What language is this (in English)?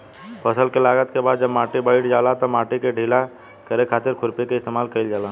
Bhojpuri